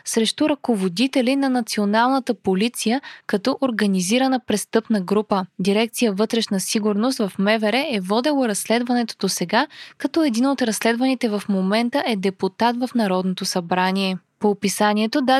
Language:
Bulgarian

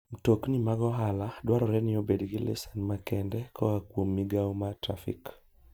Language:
Luo (Kenya and Tanzania)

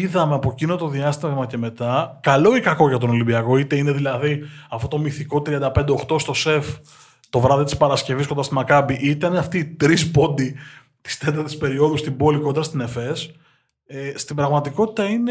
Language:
Greek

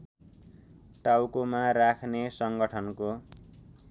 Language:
Nepali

